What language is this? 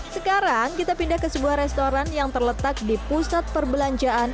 Indonesian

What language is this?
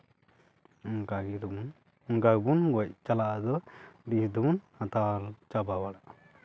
Santali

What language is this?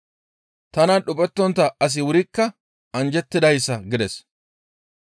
Gamo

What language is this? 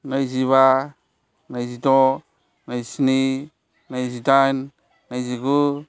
Bodo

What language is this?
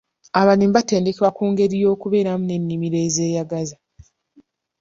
Ganda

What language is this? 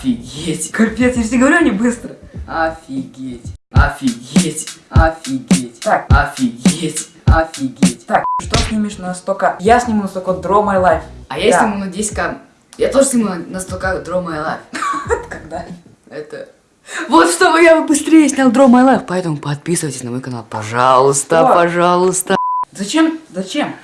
Russian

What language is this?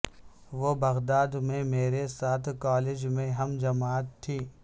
Urdu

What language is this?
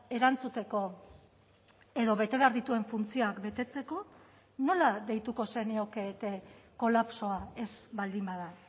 Basque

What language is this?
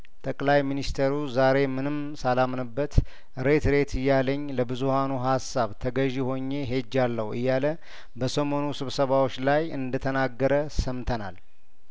Amharic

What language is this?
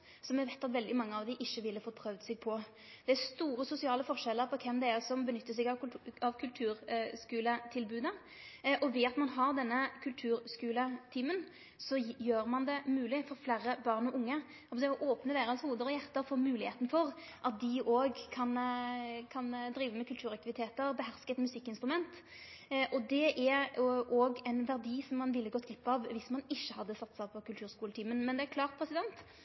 Norwegian Nynorsk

